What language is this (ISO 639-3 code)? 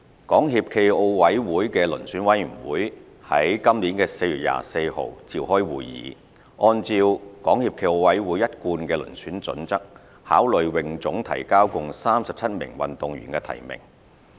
yue